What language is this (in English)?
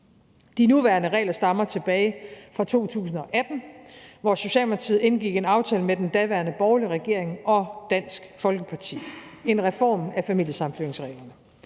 Danish